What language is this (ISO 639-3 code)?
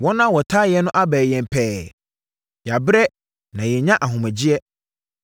aka